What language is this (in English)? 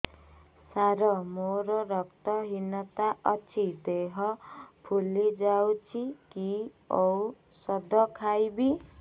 Odia